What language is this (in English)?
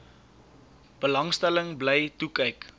Afrikaans